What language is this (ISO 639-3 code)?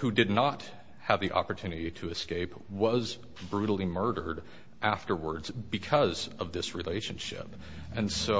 eng